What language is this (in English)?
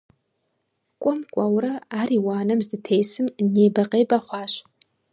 Kabardian